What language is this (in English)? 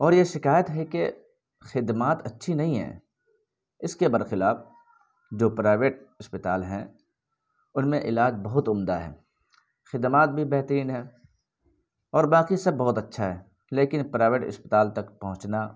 Urdu